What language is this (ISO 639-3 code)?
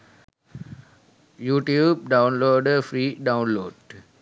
sin